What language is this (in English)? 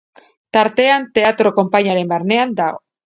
Basque